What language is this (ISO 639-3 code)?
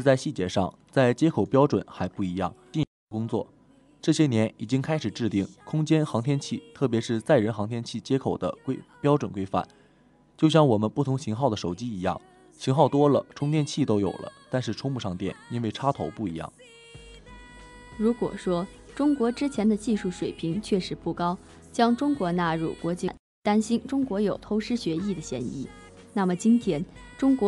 zho